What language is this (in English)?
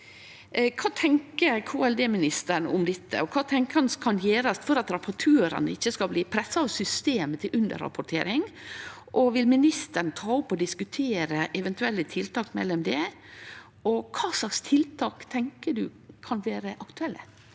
Norwegian